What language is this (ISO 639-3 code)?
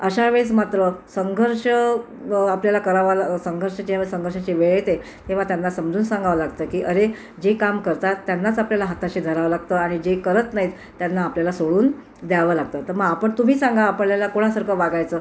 mar